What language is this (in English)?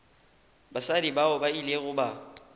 Northern Sotho